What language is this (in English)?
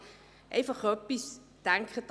Swiss German